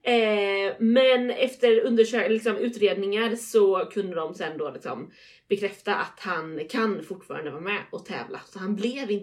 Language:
Swedish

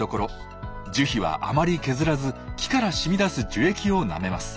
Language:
Japanese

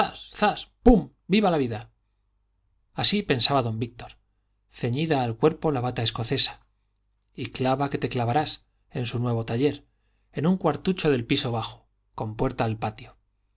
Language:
Spanish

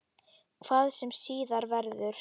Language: Icelandic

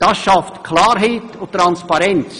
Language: Swiss German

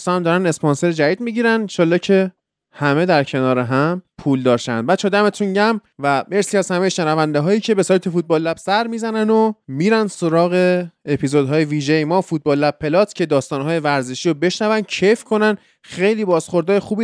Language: Persian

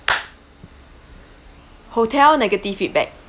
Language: English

